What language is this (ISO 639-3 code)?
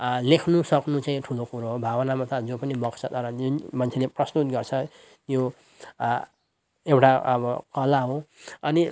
nep